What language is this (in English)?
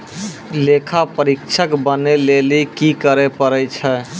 Maithili